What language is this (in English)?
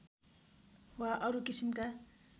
Nepali